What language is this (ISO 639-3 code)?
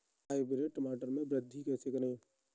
hin